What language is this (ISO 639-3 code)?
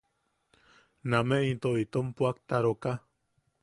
yaq